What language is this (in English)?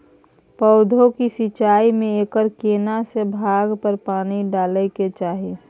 Maithili